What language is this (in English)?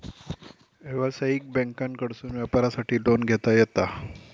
Marathi